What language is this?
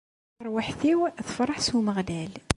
Kabyle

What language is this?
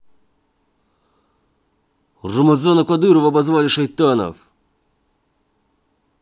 Russian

